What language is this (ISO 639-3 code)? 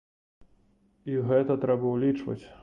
bel